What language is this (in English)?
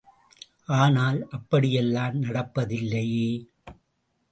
Tamil